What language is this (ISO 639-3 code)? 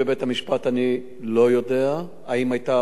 heb